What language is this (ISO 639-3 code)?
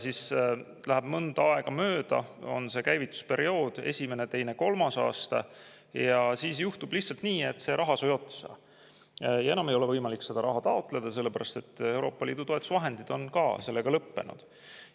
est